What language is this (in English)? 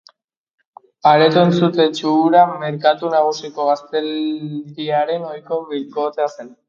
Basque